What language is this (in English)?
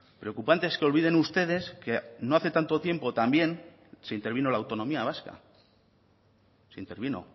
Spanish